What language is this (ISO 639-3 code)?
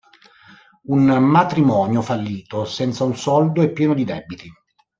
ita